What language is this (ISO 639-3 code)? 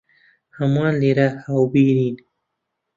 ckb